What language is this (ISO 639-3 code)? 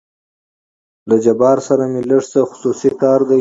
pus